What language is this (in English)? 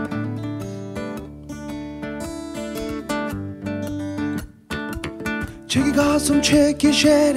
English